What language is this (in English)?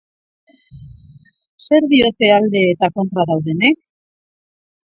Basque